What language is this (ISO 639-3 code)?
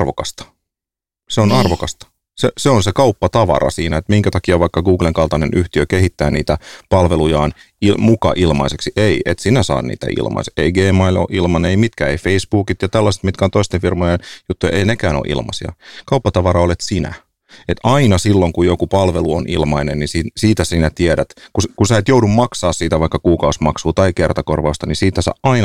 fin